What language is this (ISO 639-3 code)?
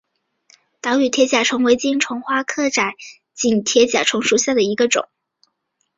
zho